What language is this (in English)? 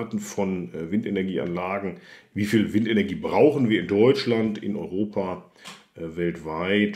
German